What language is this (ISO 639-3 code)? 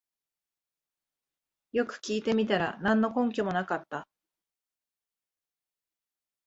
jpn